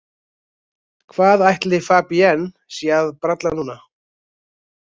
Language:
Icelandic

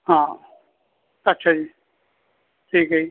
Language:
Punjabi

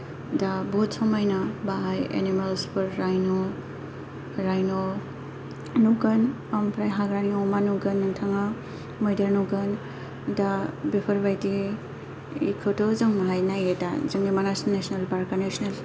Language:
Bodo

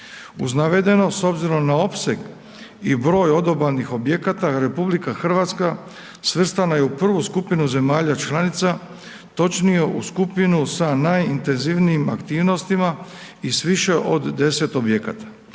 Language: Croatian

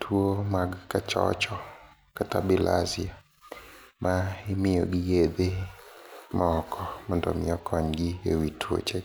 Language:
Luo (Kenya and Tanzania)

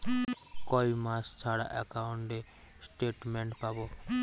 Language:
Bangla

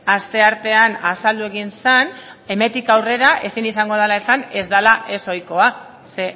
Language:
Basque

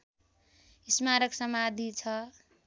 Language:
Nepali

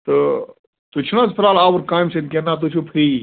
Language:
Kashmiri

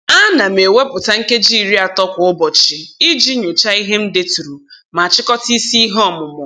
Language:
Igbo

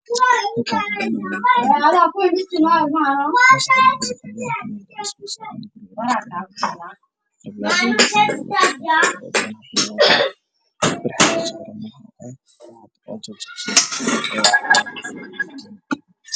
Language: Somali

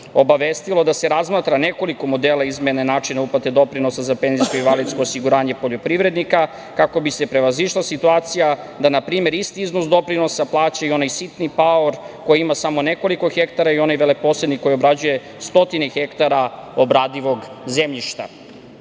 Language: Serbian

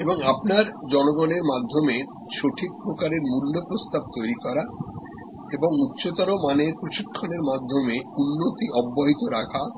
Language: Bangla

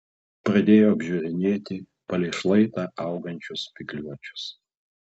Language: Lithuanian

